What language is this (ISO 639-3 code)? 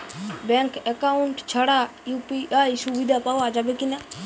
ben